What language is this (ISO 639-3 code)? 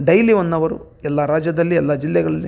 kan